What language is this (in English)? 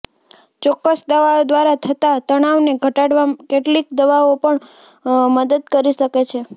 Gujarati